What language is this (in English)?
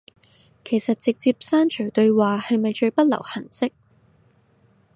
Cantonese